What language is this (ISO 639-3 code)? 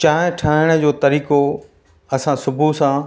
snd